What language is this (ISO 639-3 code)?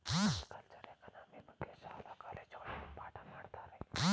kan